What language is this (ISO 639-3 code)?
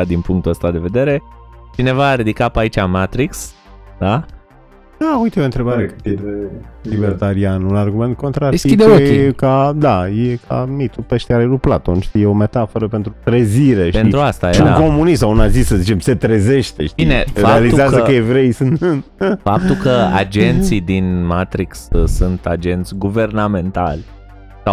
ron